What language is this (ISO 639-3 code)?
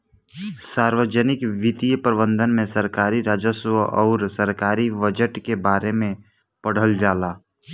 bho